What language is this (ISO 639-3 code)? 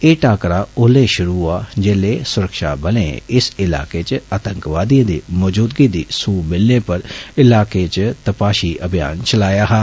doi